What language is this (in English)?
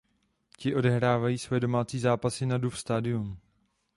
Czech